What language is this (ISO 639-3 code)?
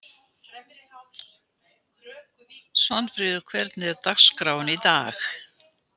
isl